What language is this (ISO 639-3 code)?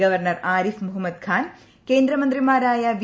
mal